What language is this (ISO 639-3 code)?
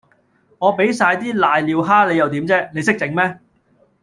yue